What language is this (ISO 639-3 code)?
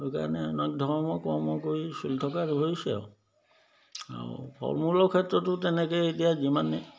asm